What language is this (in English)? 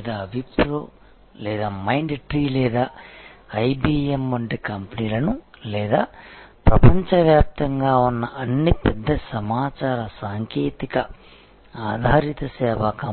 Telugu